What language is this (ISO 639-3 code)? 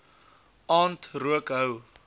afr